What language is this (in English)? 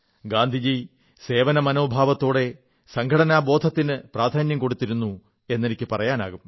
Malayalam